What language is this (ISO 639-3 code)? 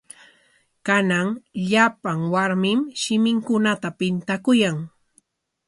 qwa